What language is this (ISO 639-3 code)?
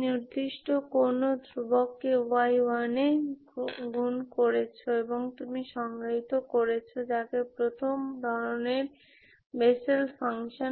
ben